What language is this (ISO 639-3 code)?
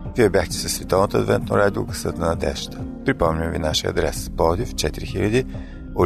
bul